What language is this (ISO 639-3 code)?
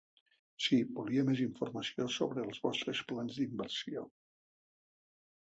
cat